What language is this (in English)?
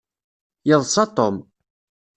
Kabyle